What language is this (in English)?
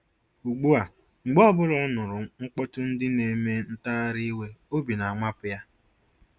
Igbo